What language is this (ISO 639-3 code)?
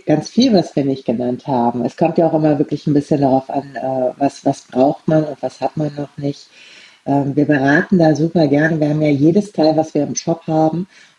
deu